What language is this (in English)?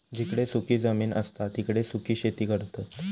Marathi